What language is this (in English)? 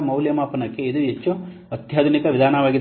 Kannada